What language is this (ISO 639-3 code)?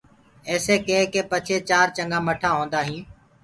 ggg